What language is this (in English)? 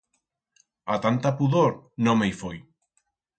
Aragonese